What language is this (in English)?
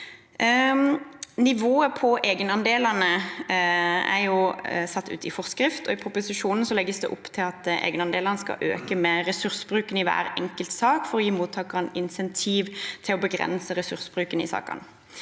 Norwegian